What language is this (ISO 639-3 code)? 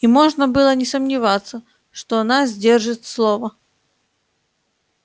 rus